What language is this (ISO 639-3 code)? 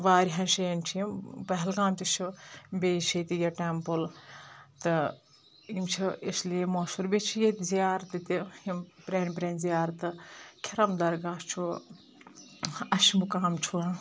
kas